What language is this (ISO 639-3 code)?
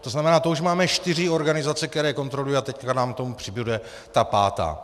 ces